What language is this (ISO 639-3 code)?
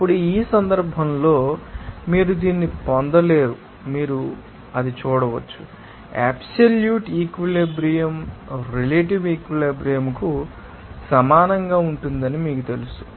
tel